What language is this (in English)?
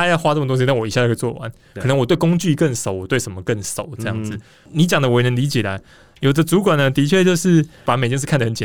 Chinese